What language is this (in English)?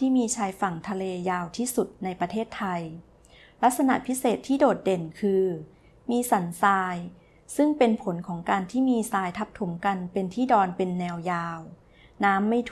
Thai